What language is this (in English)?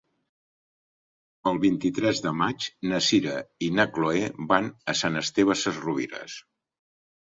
Catalan